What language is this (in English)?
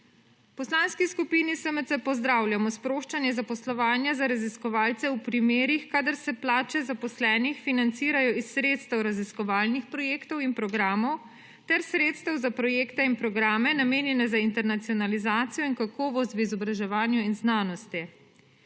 Slovenian